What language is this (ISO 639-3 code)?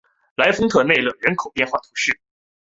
zho